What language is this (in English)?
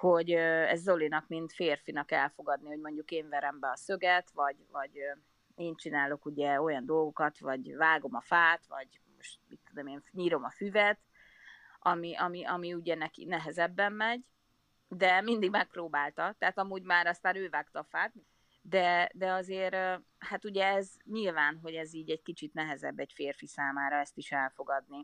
Hungarian